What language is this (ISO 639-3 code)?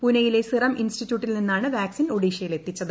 mal